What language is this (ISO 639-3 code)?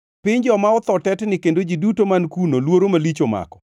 luo